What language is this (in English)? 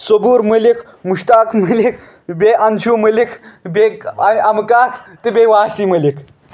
Kashmiri